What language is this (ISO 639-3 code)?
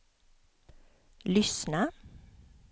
swe